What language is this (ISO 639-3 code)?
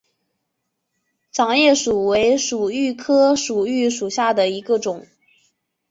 zho